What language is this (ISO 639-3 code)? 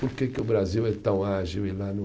por